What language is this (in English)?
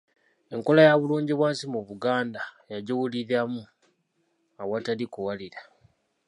Ganda